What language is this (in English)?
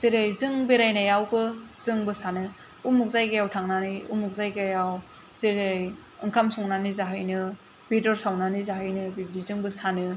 Bodo